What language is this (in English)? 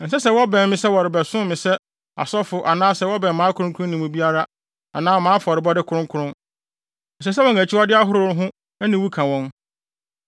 Akan